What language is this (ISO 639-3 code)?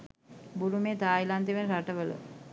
sin